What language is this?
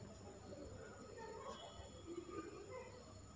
Kannada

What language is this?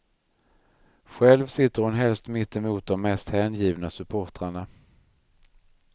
Swedish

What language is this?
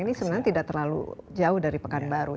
Indonesian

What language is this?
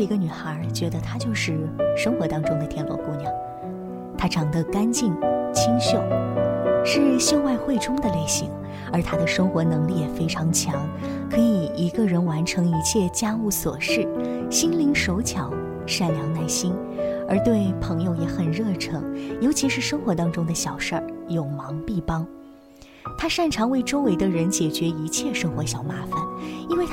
Chinese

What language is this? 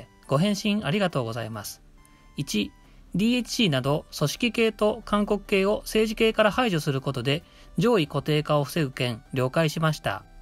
Japanese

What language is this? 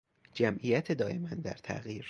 Persian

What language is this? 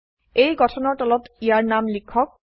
Assamese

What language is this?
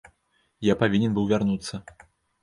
Belarusian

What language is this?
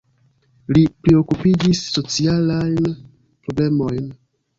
Esperanto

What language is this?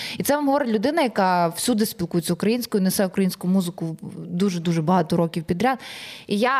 Ukrainian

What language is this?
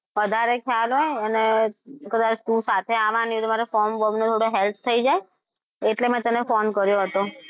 Gujarati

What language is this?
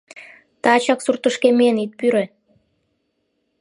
Mari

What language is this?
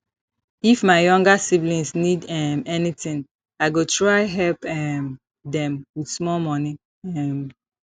Nigerian Pidgin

